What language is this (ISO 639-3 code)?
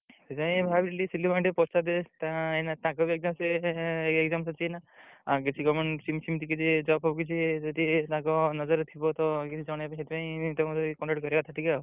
ori